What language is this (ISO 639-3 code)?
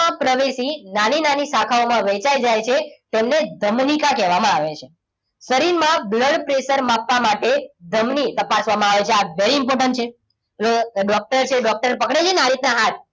guj